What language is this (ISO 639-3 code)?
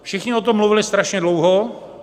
ces